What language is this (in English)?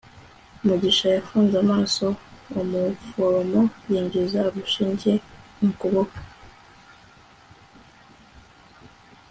Kinyarwanda